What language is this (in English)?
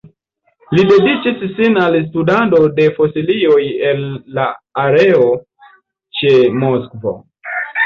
Esperanto